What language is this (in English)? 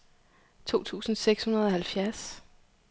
Danish